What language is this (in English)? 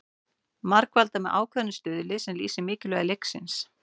Icelandic